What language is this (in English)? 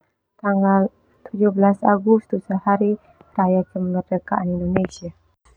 Termanu